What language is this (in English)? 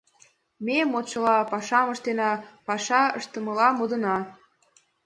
Mari